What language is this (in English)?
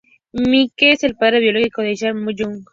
Spanish